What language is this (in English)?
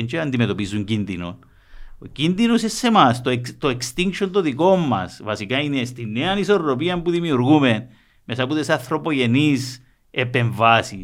Greek